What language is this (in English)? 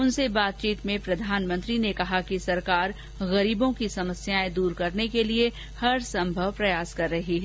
Hindi